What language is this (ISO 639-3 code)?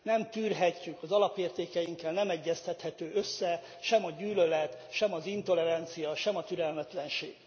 hun